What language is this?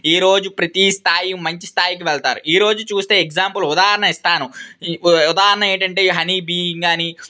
Telugu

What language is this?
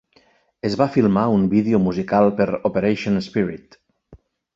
Catalan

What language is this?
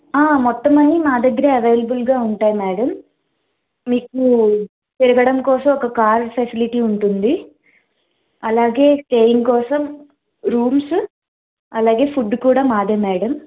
Telugu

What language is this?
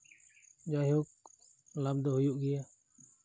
Santali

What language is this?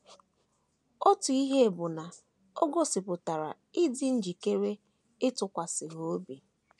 Igbo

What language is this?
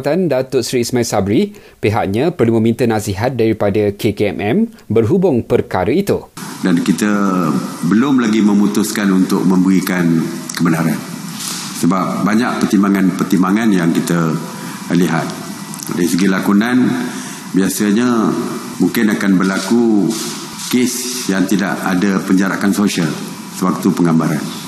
Malay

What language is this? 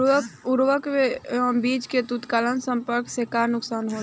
Bhojpuri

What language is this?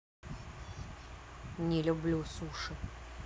Russian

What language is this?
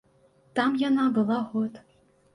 Belarusian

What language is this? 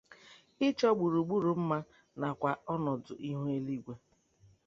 Igbo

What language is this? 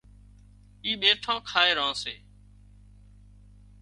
Wadiyara Koli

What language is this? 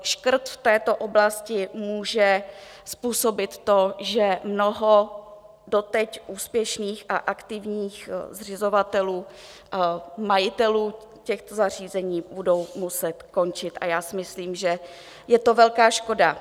Czech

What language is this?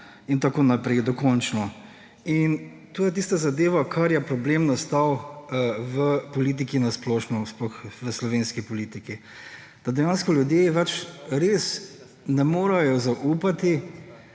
Slovenian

